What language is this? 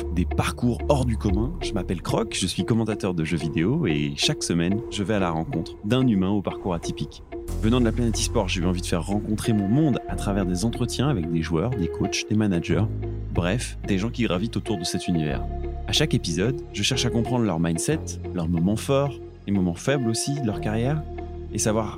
French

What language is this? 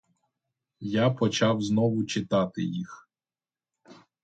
Ukrainian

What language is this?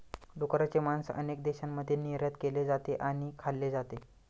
Marathi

